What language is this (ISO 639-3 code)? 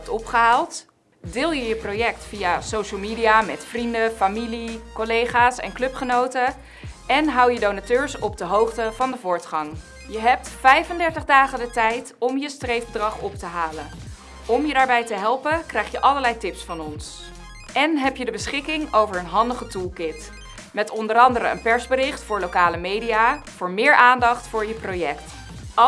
nld